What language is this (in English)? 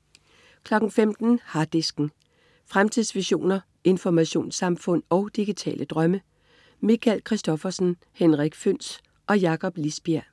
Danish